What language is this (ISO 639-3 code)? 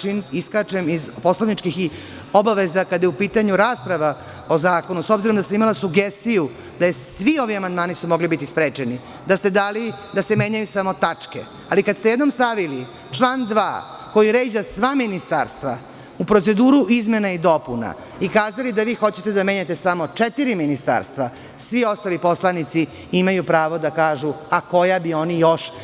srp